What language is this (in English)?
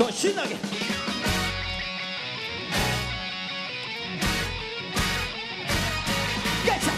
Korean